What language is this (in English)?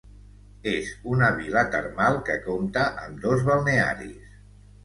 Catalan